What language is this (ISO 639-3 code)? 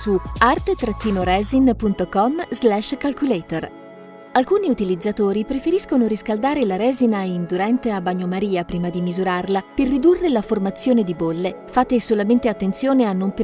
ita